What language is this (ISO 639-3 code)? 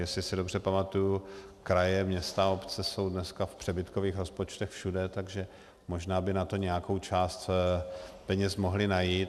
ces